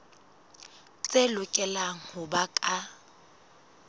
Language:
Southern Sotho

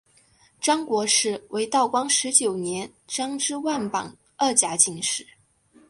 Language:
Chinese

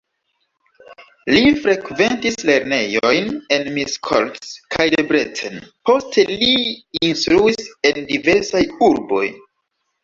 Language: Esperanto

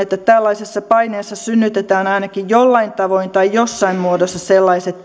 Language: Finnish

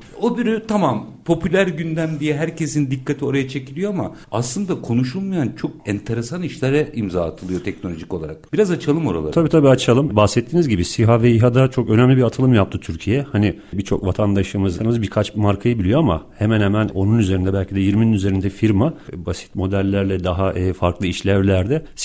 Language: Turkish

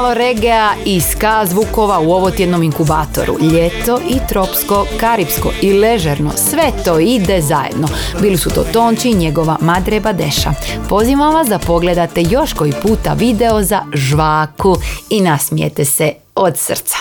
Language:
Croatian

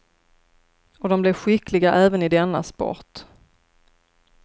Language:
Swedish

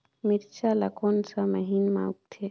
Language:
Chhattisgarhi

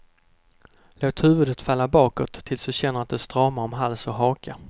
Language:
Swedish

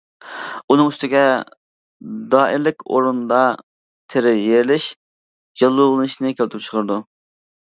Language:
Uyghur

